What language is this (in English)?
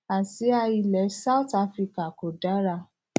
Yoruba